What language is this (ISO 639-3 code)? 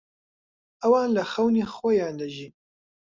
ckb